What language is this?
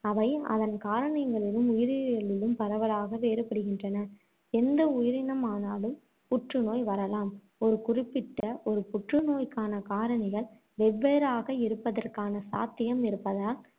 Tamil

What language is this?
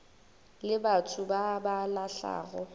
Northern Sotho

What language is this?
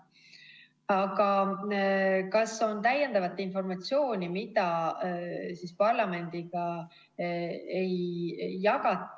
Estonian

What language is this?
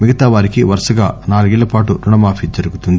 Telugu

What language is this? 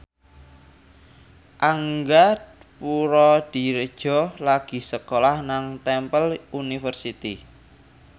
Javanese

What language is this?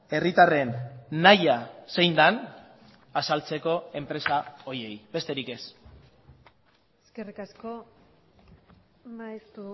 Basque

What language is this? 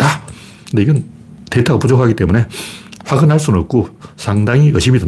Korean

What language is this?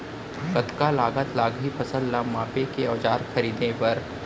Chhattisgarhi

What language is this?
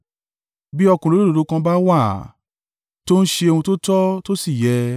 Yoruba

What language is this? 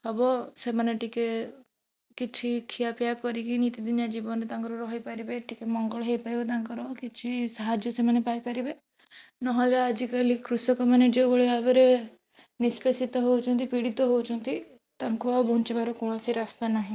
Odia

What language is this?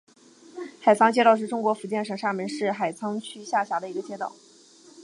Chinese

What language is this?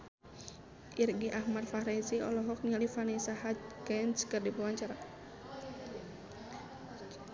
Sundanese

